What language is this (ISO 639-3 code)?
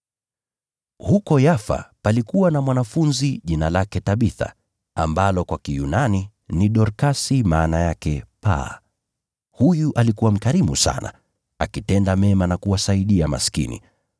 swa